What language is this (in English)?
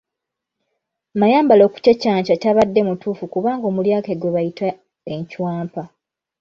Ganda